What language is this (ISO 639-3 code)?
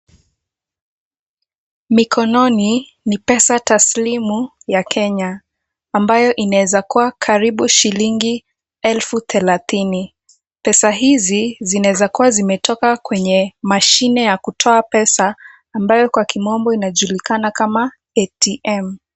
swa